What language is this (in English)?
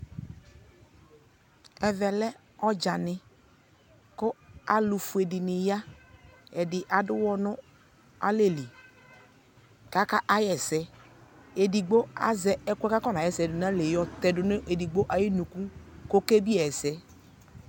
Ikposo